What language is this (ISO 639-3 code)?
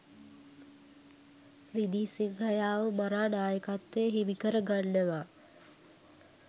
sin